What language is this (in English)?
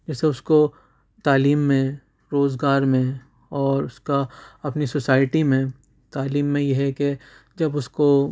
Urdu